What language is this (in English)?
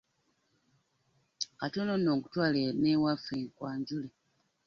Ganda